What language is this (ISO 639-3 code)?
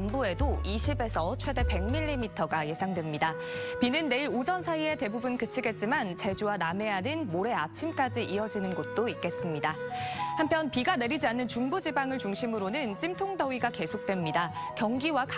kor